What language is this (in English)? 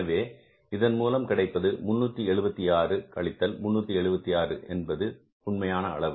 Tamil